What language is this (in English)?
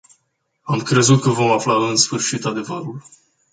Romanian